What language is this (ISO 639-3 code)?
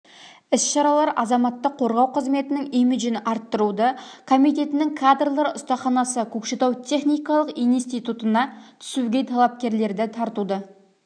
kaz